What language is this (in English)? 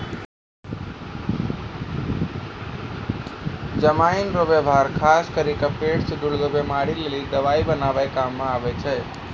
Maithili